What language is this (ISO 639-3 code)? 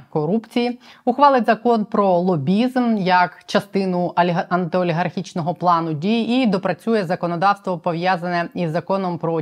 ukr